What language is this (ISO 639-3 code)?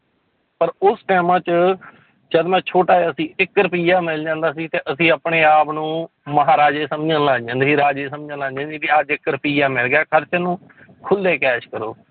pan